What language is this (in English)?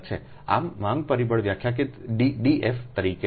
Gujarati